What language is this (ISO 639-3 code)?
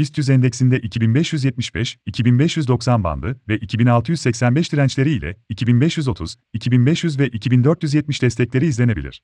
tur